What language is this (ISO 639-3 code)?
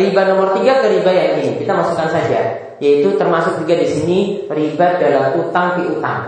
ind